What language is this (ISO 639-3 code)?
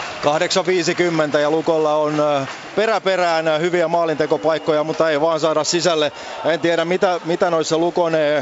fin